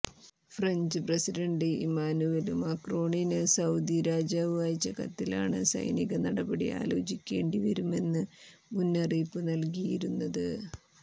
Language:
Malayalam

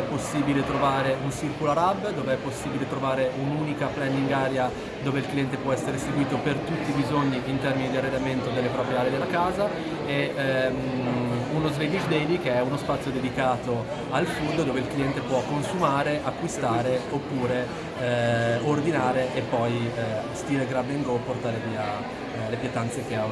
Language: Italian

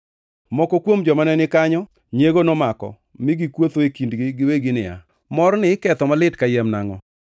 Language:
Luo (Kenya and Tanzania)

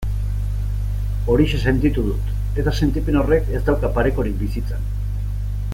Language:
Basque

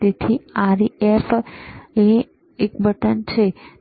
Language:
Gujarati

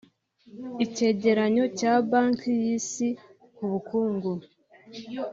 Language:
Kinyarwanda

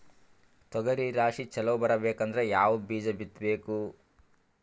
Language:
Kannada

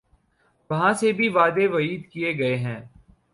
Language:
Urdu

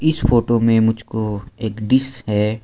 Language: Hindi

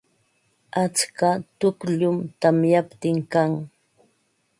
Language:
Ambo-Pasco Quechua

